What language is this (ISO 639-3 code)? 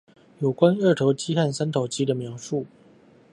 zho